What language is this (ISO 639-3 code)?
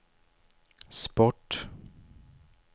swe